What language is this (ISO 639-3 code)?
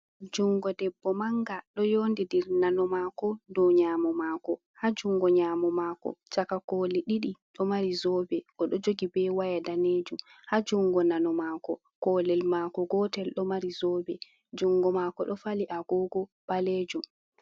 ful